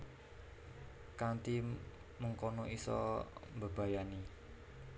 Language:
Javanese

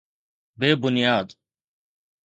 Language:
Sindhi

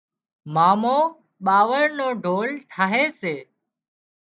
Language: Wadiyara Koli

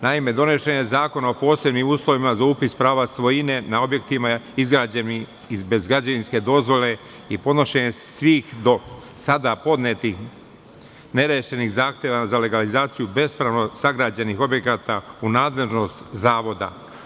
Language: Serbian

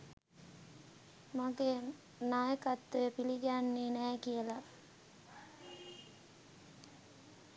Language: Sinhala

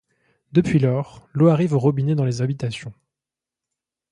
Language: French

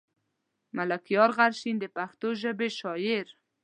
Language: Pashto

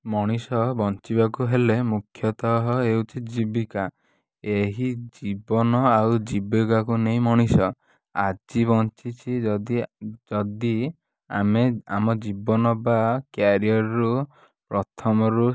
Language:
Odia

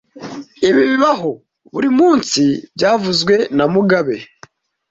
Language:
Kinyarwanda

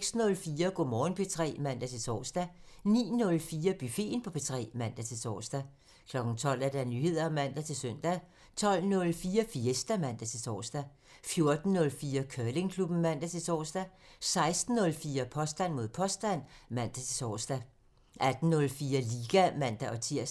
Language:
Danish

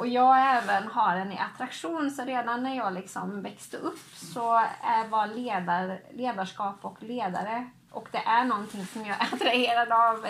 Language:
Swedish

